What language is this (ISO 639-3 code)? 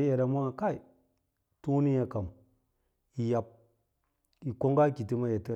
lla